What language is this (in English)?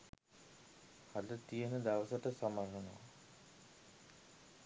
Sinhala